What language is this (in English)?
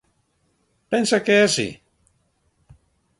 Galician